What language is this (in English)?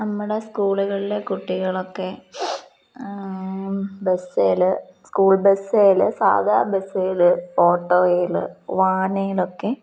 Malayalam